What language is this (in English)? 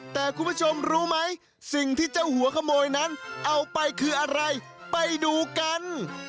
Thai